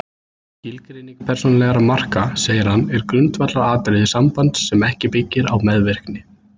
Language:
Icelandic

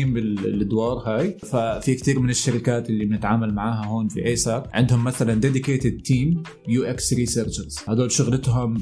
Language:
Arabic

